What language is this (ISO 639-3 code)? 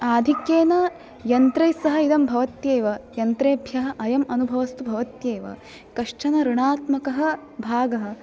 san